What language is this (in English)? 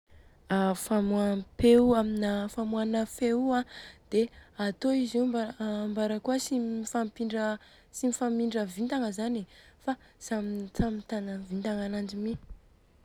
Southern Betsimisaraka Malagasy